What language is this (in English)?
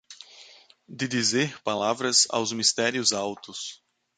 Portuguese